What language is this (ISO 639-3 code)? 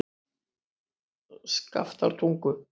isl